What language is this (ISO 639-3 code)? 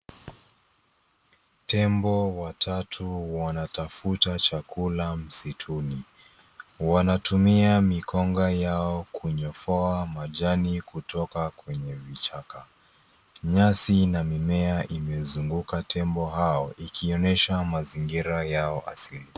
swa